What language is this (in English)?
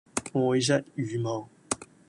Cantonese